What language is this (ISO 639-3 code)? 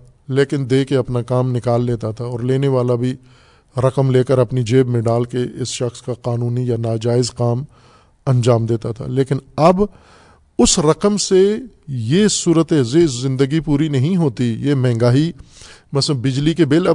urd